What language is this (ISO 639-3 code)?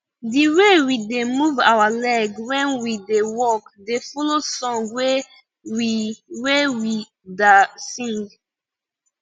pcm